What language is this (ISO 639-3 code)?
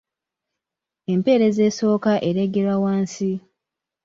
lug